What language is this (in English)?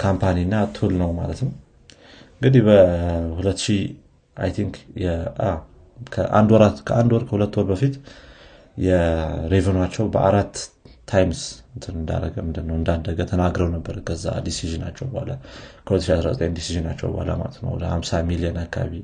Amharic